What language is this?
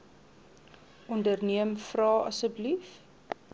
Afrikaans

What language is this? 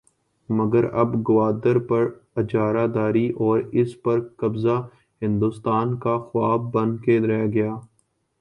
Urdu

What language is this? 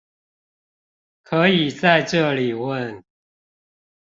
Chinese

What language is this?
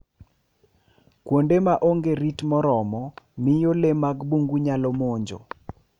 Luo (Kenya and Tanzania)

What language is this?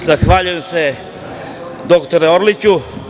Serbian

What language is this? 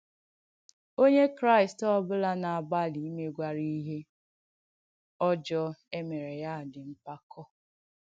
Igbo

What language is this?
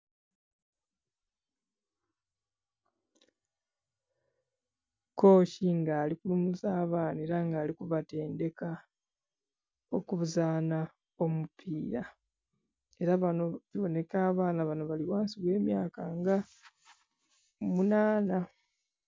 Soga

